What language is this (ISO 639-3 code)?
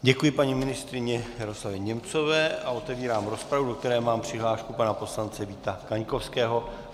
ces